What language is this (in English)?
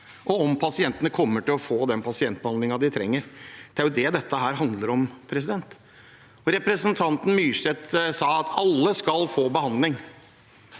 Norwegian